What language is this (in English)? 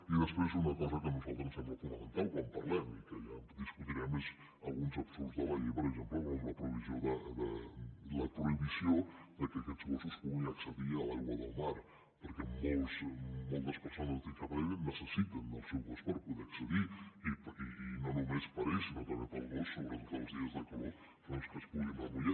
Catalan